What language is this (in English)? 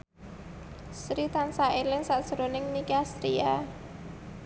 Javanese